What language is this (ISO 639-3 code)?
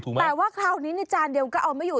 tha